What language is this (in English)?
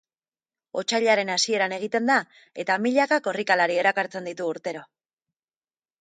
Basque